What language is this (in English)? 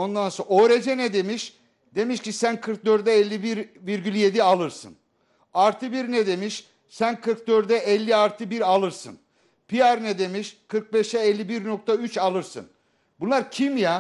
Turkish